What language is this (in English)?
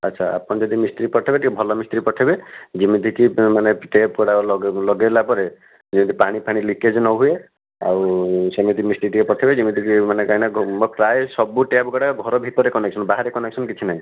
Odia